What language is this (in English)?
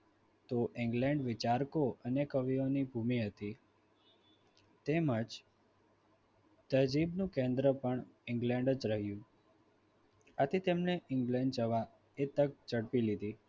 Gujarati